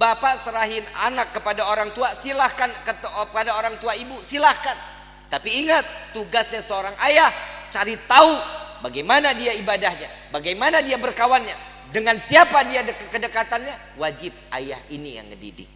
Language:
Indonesian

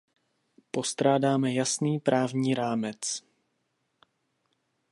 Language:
Czech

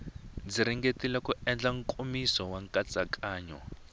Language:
Tsonga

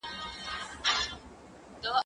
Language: Pashto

